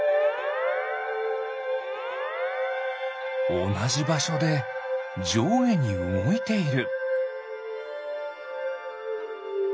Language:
Japanese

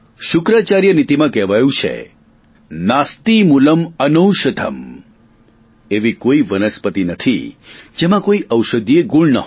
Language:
Gujarati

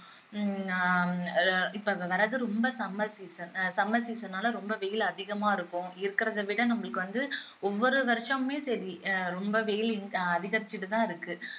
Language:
Tamil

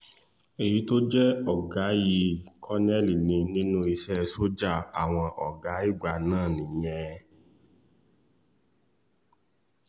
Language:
Yoruba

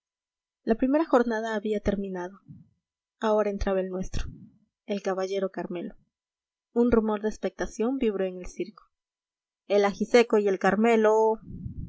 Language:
Spanish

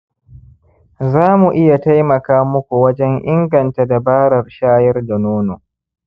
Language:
Hausa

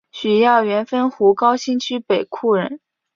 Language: Chinese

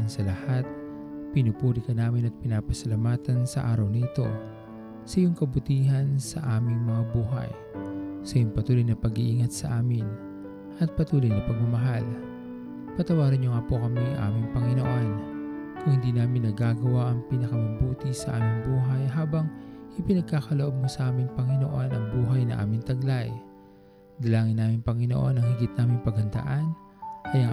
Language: Filipino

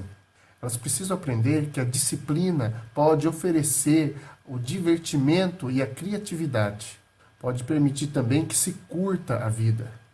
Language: Portuguese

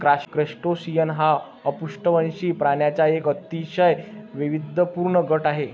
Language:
Marathi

